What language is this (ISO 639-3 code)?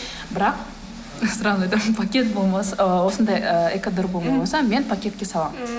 kaz